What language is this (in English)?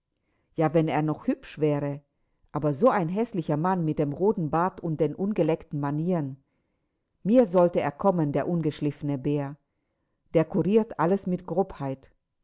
German